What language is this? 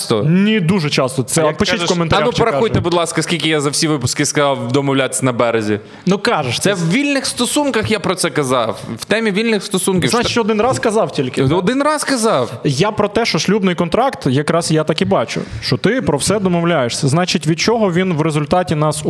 Ukrainian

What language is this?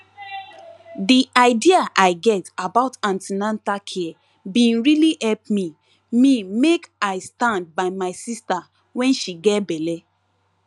Nigerian Pidgin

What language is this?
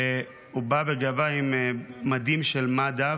Hebrew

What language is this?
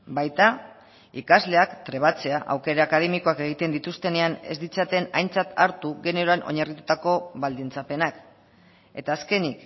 Basque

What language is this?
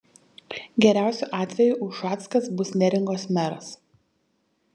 Lithuanian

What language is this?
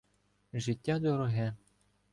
Ukrainian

